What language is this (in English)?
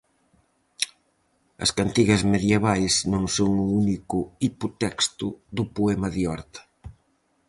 Galician